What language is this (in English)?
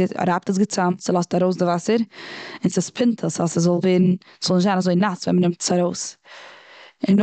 Yiddish